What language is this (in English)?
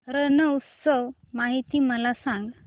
Marathi